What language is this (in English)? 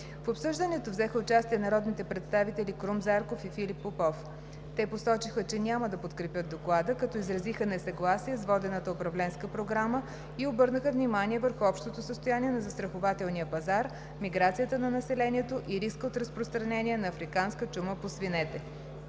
Bulgarian